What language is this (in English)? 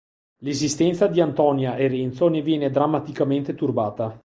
Italian